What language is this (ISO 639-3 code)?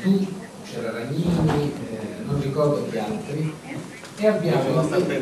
ita